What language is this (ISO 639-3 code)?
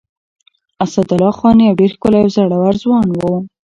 pus